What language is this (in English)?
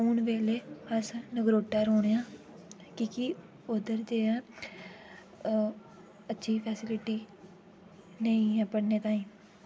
Dogri